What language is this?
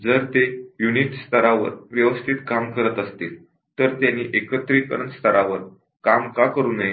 Marathi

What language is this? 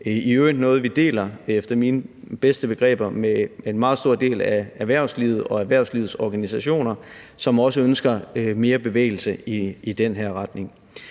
Danish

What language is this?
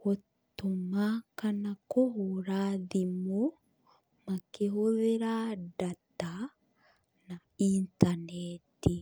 Kikuyu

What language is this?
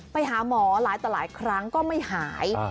Thai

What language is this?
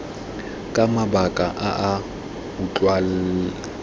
Tswana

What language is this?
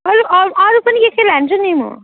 Nepali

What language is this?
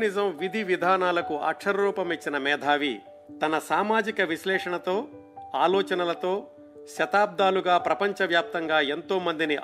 Telugu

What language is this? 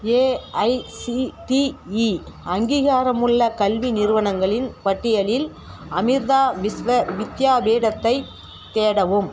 Tamil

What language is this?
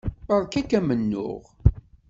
Kabyle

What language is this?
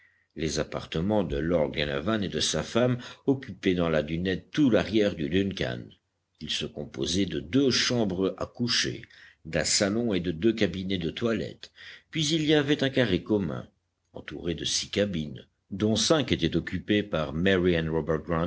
French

